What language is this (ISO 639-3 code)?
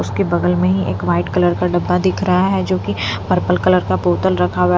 hin